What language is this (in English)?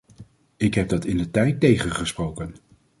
Dutch